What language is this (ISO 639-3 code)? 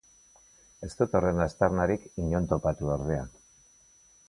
eus